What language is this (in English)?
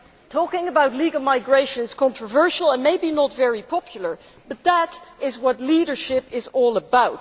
English